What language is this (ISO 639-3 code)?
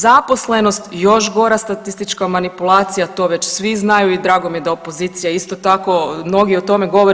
hrv